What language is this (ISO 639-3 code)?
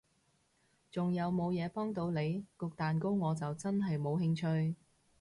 yue